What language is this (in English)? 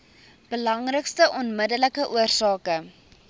Afrikaans